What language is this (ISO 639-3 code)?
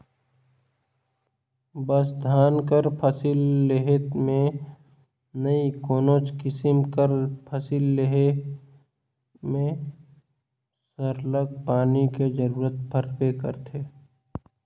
hne